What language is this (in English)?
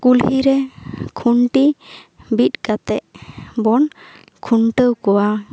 Santali